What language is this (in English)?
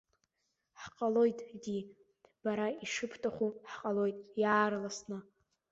Abkhazian